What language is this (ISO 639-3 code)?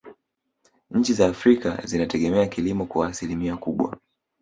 swa